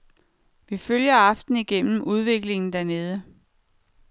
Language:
Danish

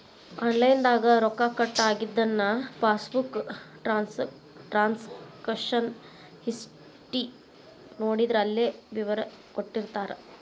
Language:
Kannada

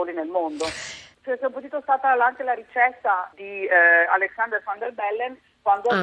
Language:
Italian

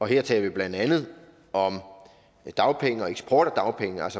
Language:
Danish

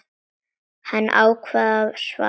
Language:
Icelandic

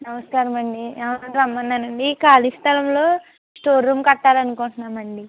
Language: Telugu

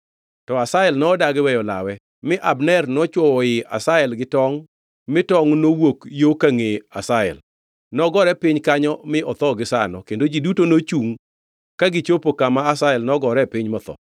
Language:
Luo (Kenya and Tanzania)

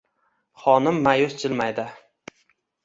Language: Uzbek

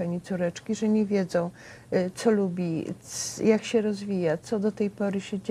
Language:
Polish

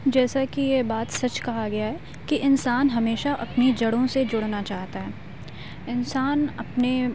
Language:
Urdu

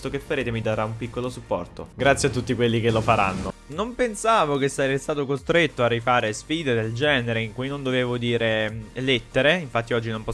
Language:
Italian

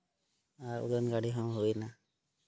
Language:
Santali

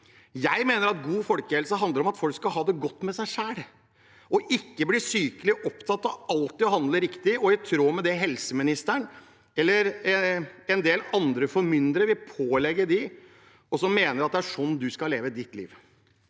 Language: Norwegian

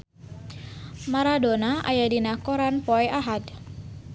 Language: Sundanese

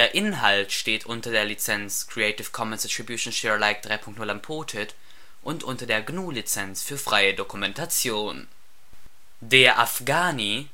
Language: German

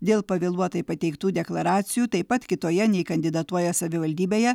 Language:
Lithuanian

